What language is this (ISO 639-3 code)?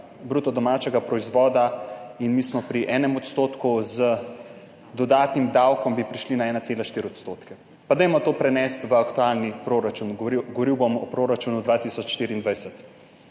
slv